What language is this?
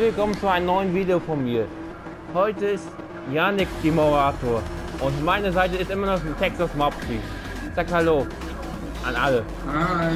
German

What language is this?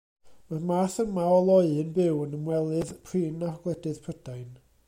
Welsh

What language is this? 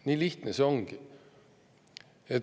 Estonian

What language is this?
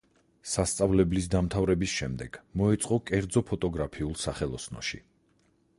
Georgian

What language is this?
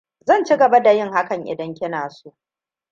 Hausa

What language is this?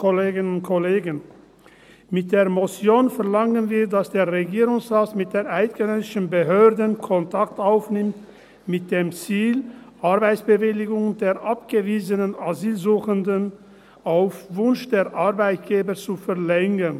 Swiss German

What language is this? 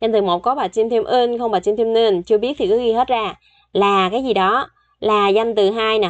Vietnamese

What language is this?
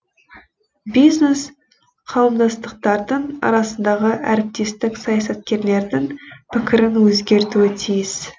Kazakh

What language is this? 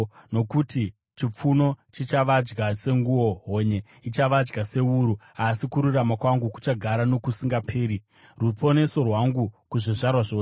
Shona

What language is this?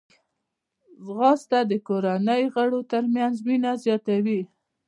Pashto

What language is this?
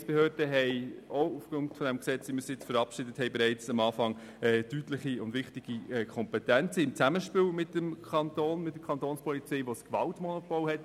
Swiss German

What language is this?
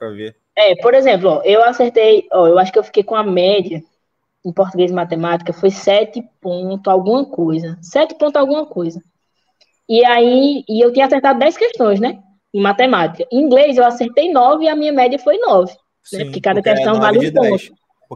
Portuguese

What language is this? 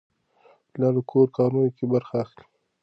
Pashto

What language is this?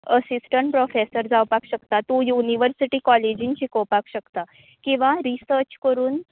Konkani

